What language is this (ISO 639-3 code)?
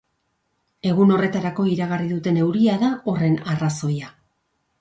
eus